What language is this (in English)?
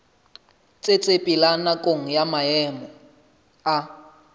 Southern Sotho